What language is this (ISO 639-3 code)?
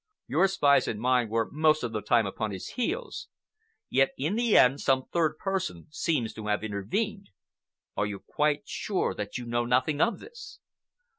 eng